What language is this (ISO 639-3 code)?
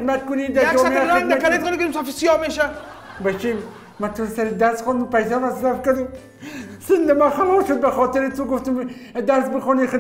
tur